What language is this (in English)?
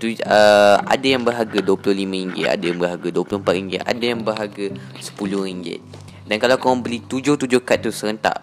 Malay